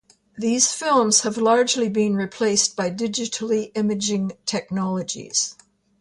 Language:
English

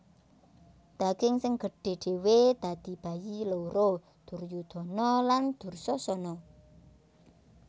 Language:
Javanese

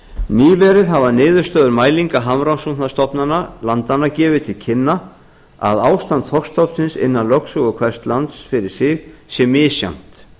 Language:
Icelandic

